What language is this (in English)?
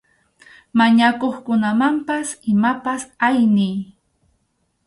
Arequipa-La Unión Quechua